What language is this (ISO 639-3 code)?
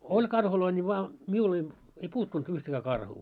fin